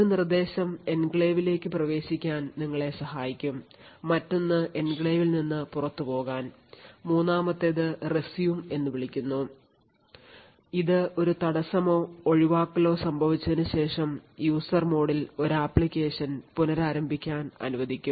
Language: Malayalam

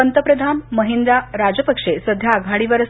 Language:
Marathi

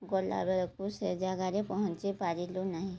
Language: Odia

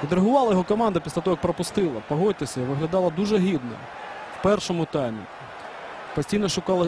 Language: Ukrainian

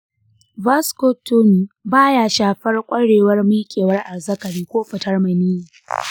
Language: Hausa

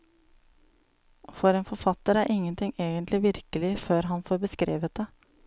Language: Norwegian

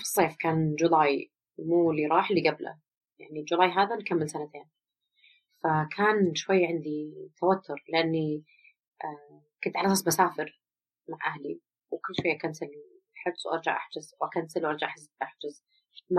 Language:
Arabic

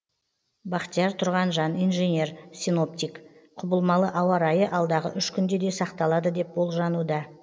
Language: Kazakh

